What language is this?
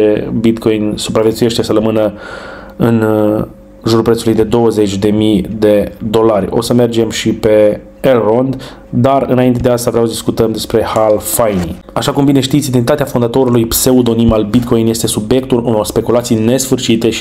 Romanian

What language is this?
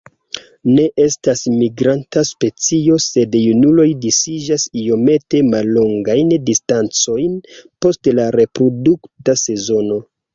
Esperanto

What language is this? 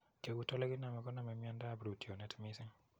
Kalenjin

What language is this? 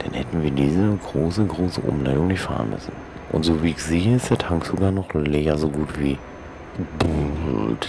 German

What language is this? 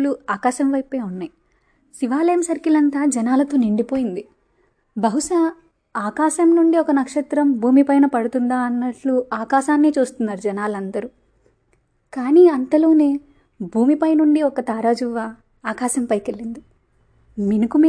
Telugu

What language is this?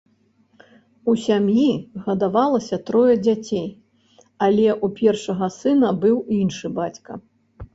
Belarusian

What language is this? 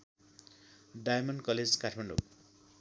Nepali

